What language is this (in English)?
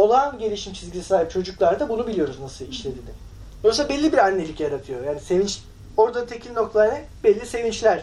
Turkish